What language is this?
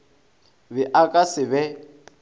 Northern Sotho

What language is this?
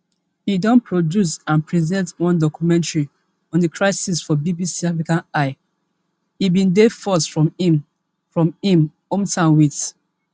Nigerian Pidgin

